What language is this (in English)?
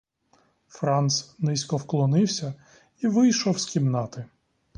Ukrainian